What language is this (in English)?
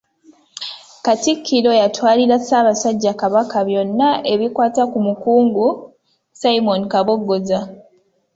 Ganda